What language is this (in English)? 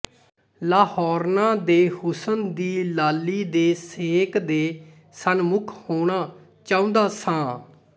Punjabi